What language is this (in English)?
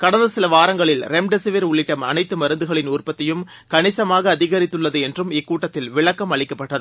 Tamil